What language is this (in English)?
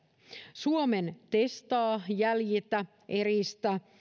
Finnish